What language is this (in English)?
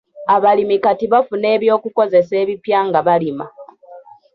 Ganda